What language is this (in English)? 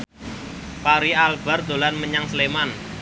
Javanese